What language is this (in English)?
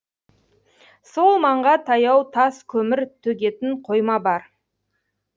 Kazakh